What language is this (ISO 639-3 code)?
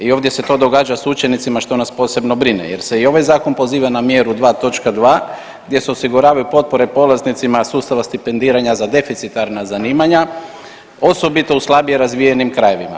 hrv